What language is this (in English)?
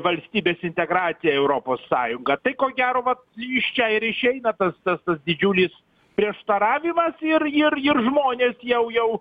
Lithuanian